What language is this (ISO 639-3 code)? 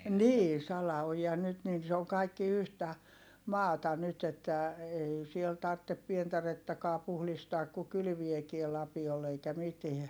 fin